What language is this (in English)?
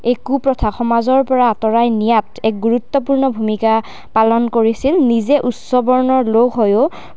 Assamese